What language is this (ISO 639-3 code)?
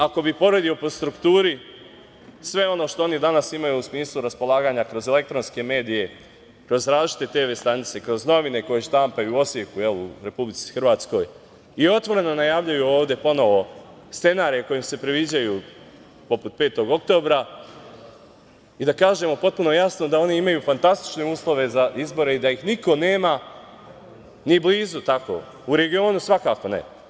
srp